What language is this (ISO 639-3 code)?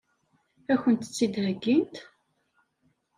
kab